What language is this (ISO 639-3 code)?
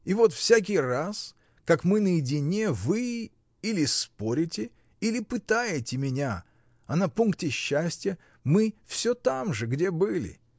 rus